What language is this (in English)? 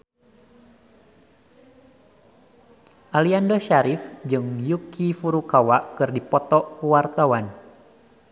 Sundanese